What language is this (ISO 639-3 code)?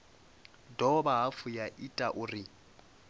ven